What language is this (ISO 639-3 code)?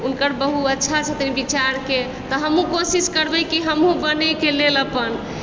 mai